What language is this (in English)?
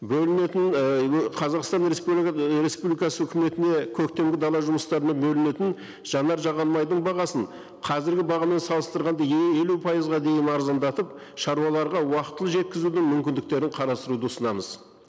Kazakh